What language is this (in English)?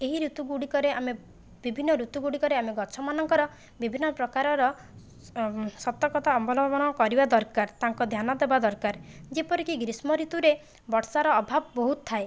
Odia